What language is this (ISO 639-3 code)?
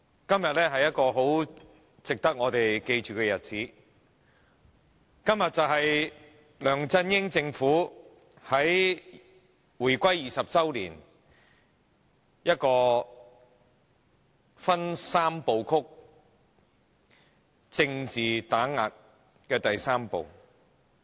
yue